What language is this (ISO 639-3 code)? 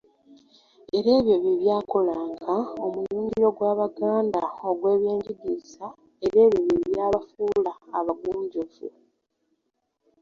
lug